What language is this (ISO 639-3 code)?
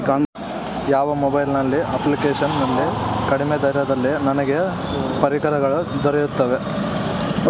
kan